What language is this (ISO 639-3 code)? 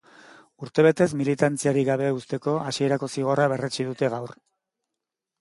eus